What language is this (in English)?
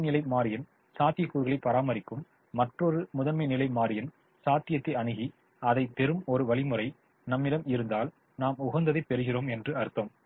Tamil